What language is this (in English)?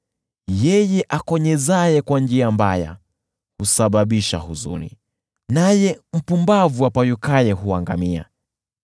Swahili